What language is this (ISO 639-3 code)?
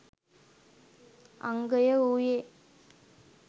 sin